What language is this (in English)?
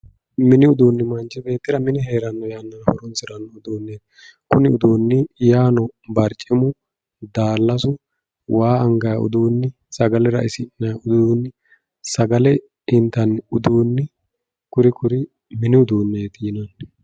Sidamo